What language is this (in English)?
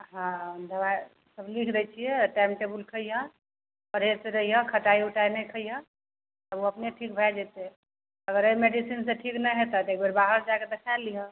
Maithili